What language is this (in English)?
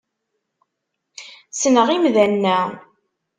Kabyle